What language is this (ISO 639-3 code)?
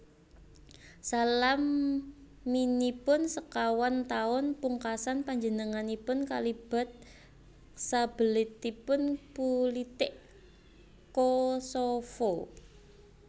jav